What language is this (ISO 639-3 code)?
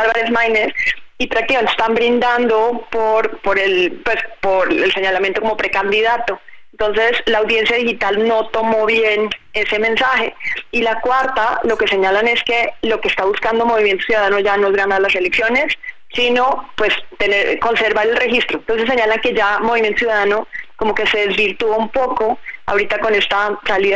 spa